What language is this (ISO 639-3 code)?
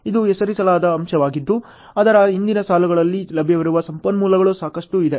kan